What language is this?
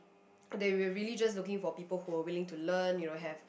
English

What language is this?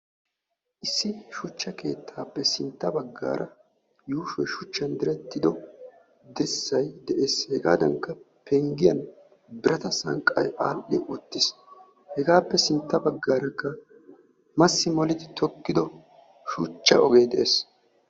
Wolaytta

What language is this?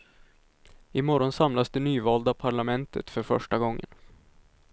Swedish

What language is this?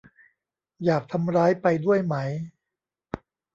Thai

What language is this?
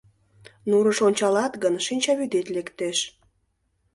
Mari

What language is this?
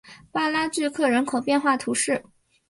Chinese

